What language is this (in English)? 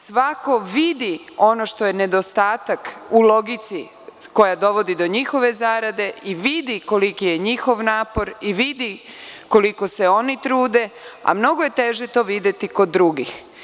Serbian